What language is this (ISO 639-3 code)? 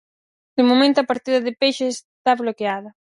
glg